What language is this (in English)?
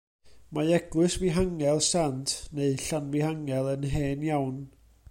Welsh